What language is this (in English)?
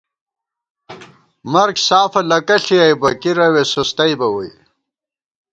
Gawar-Bati